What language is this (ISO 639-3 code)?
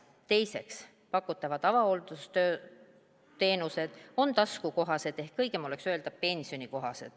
est